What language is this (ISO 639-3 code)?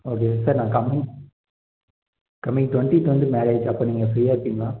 tam